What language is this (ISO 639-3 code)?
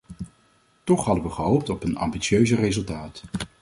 nld